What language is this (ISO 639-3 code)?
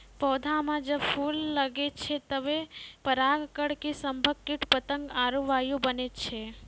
mai